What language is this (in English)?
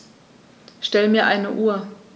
German